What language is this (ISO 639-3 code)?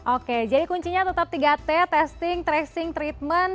ind